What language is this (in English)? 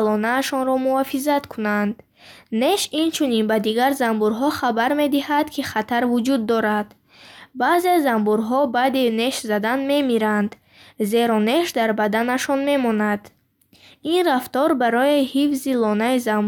Bukharic